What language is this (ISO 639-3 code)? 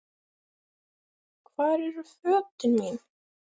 isl